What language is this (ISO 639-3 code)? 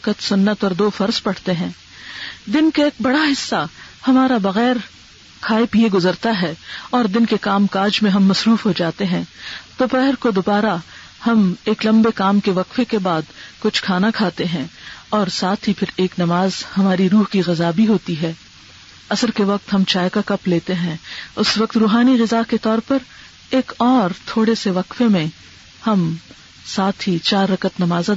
urd